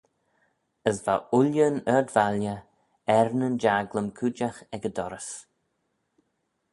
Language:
Manx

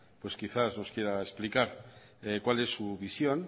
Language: Spanish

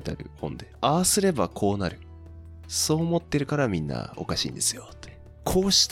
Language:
Japanese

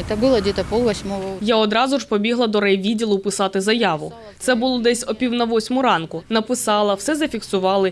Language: Ukrainian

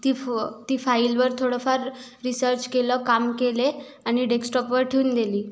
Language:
Marathi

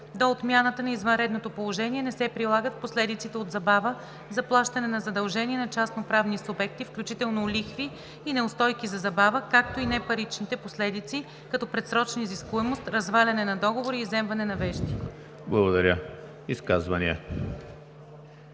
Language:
Bulgarian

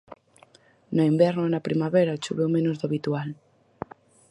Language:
Galician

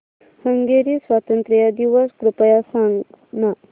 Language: Marathi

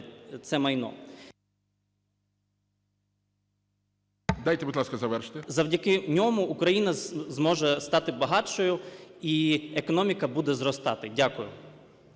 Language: Ukrainian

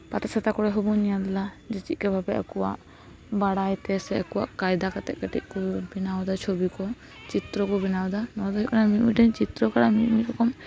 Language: Santali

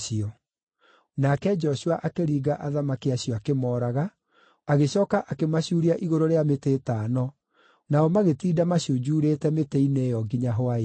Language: Kikuyu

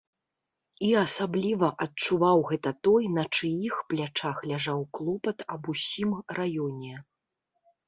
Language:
Belarusian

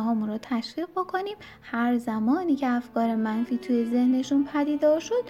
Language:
Persian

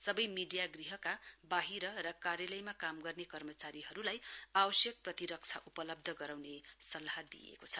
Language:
Nepali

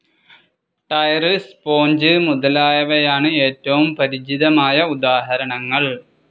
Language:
Malayalam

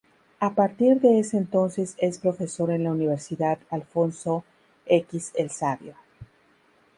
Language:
Spanish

